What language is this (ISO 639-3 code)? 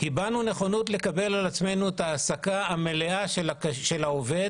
heb